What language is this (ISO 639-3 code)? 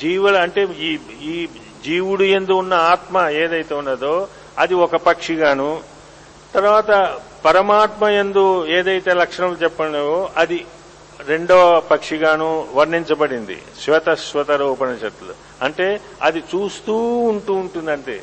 tel